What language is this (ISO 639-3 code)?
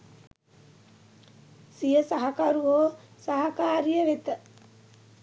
sin